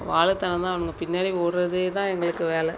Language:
Tamil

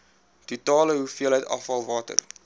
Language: Afrikaans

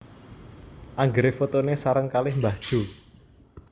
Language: Javanese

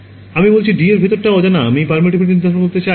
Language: Bangla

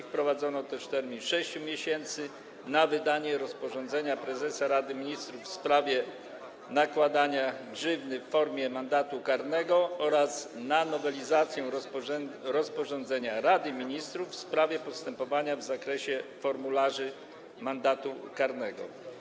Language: Polish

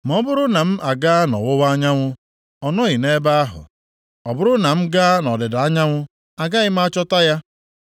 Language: Igbo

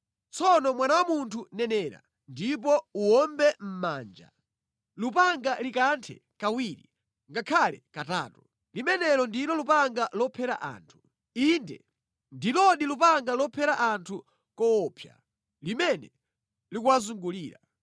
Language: Nyanja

